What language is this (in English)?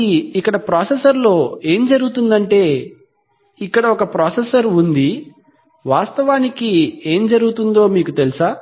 Telugu